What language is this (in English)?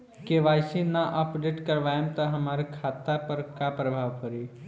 Bhojpuri